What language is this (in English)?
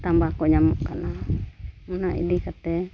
Santali